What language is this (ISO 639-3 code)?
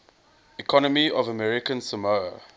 eng